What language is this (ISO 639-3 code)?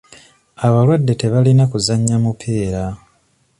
lug